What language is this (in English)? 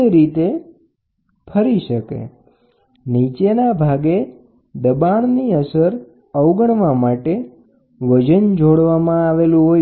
Gujarati